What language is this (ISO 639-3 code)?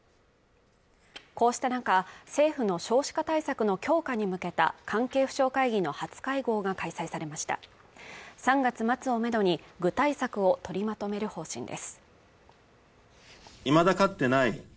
jpn